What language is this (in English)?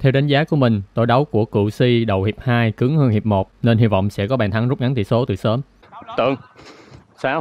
Vietnamese